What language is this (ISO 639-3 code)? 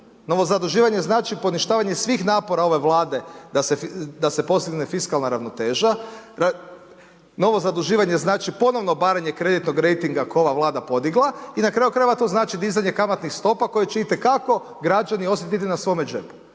hrv